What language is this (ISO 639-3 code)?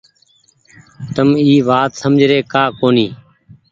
gig